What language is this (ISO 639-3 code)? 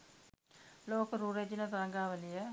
sin